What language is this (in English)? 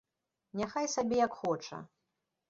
Belarusian